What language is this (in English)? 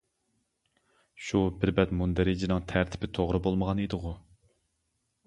Uyghur